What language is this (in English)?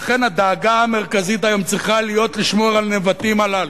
Hebrew